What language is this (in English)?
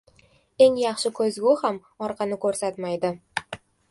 Uzbek